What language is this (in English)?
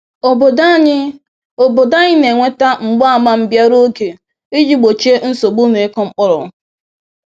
Igbo